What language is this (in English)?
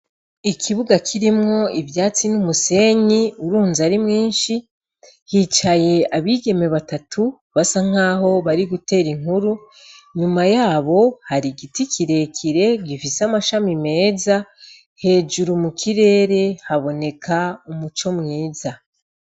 Rundi